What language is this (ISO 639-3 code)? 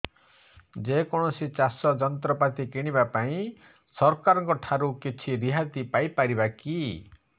ori